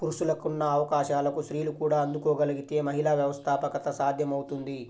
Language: Telugu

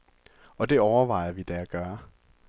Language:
Danish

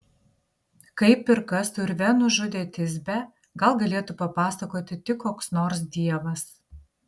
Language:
Lithuanian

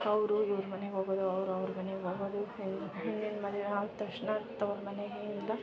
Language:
Kannada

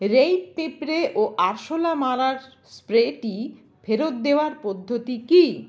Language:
Bangla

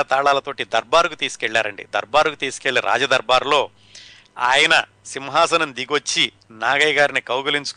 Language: Telugu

